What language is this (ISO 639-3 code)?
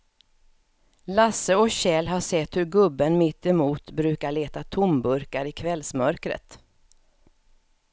swe